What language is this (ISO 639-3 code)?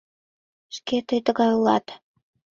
chm